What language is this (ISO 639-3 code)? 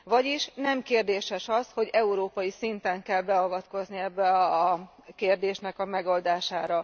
hun